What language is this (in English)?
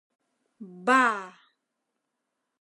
Mari